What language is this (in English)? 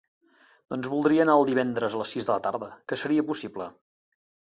Catalan